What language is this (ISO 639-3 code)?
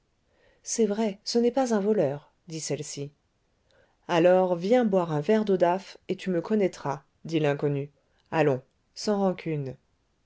fra